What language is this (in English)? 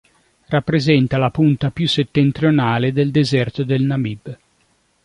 Italian